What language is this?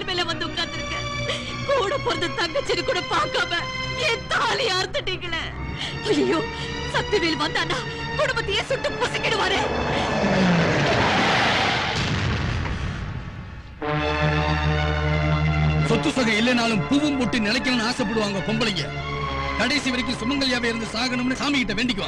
Tamil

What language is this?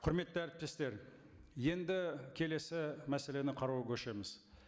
Kazakh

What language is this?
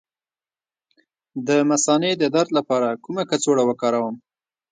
Pashto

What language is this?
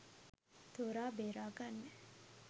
Sinhala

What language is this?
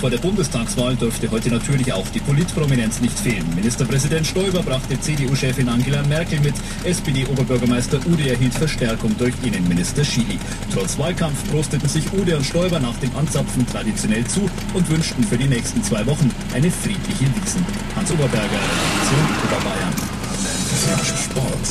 German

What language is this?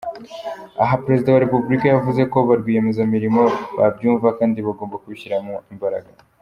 Kinyarwanda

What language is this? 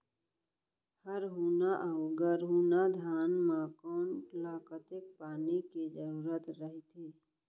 Chhattisgarhi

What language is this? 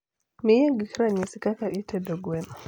Luo (Kenya and Tanzania)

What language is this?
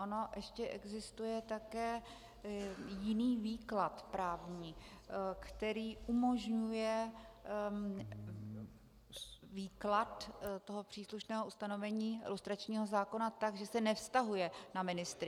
Czech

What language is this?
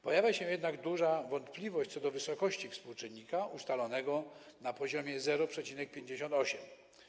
Polish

